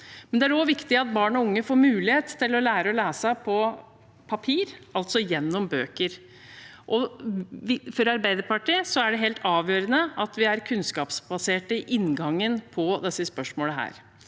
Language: Norwegian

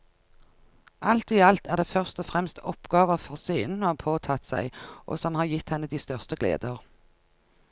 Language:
Norwegian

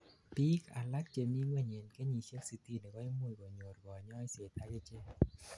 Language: Kalenjin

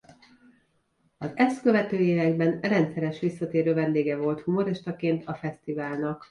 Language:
Hungarian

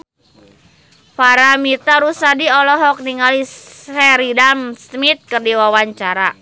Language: Sundanese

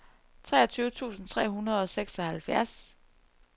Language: Danish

